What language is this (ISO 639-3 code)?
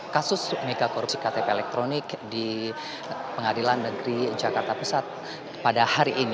ind